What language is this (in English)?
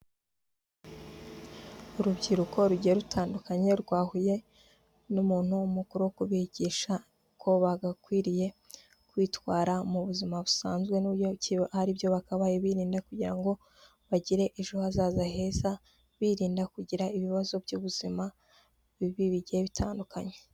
Kinyarwanda